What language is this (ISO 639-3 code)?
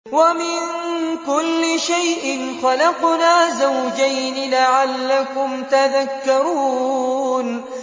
ara